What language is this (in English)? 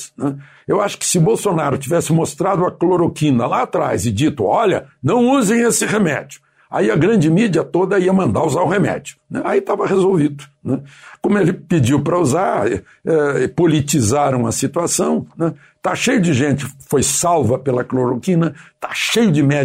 Portuguese